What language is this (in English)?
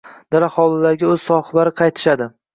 Uzbek